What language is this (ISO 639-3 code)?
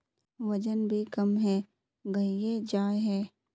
mag